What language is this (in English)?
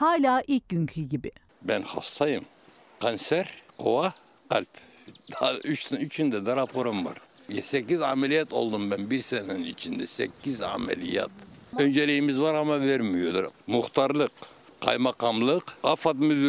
Turkish